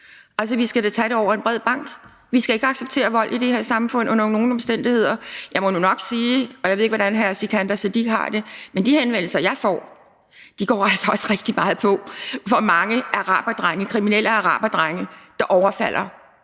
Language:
Danish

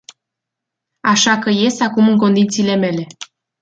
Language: Romanian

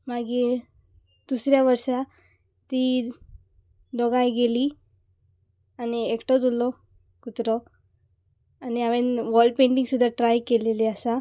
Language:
Konkani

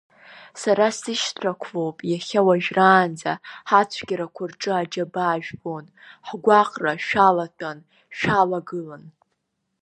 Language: Abkhazian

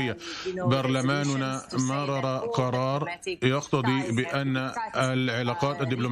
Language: Arabic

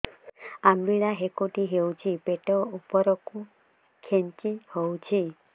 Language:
Odia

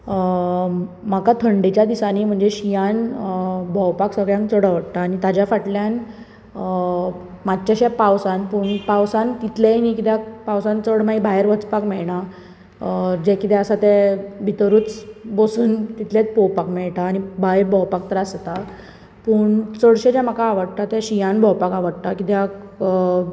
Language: Konkani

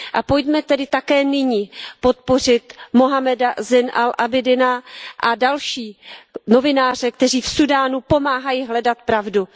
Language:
Czech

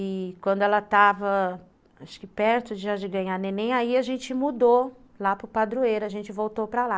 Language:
Portuguese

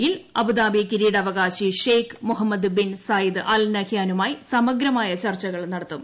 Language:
Malayalam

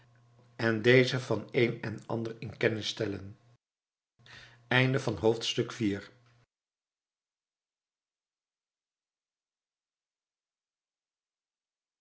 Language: Dutch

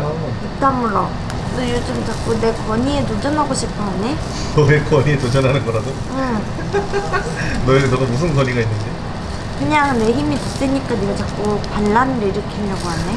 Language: Korean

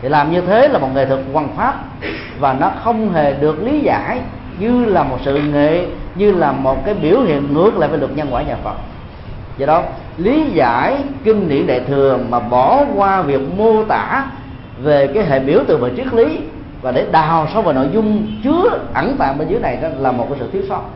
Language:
Vietnamese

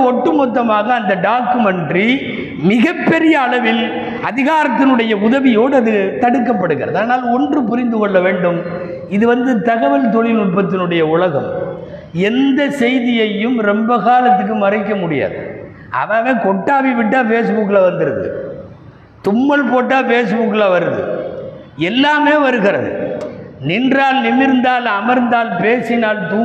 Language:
Tamil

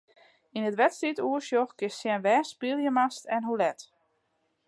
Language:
Western Frisian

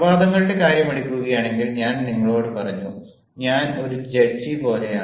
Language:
Malayalam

